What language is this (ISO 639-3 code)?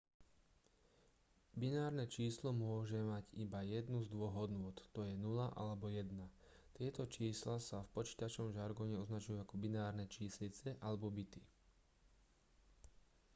slk